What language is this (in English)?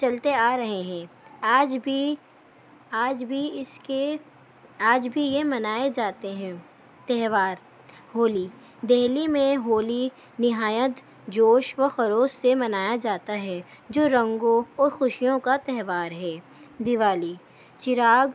Urdu